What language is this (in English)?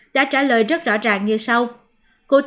Vietnamese